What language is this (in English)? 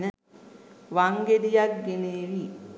Sinhala